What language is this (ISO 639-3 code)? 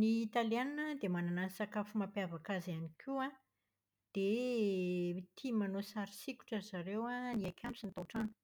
mlg